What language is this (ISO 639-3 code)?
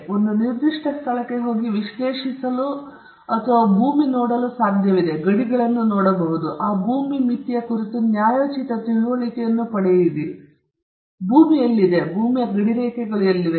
kan